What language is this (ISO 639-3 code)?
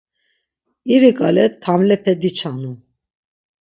lzz